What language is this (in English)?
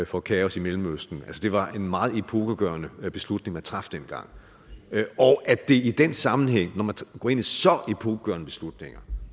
Danish